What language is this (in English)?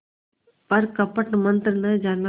Hindi